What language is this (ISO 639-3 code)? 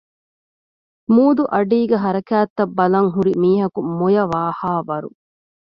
div